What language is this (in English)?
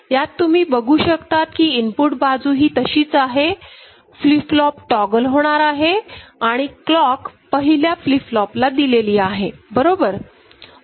Marathi